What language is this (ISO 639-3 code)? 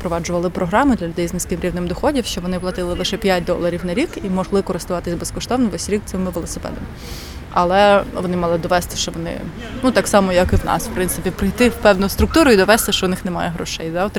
ukr